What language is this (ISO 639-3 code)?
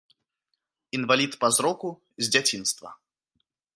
bel